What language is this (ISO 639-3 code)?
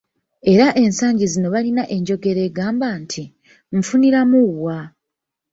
lug